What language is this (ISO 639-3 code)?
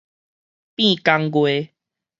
nan